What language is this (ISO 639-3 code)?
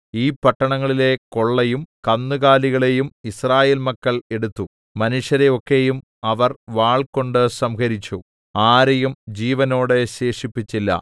mal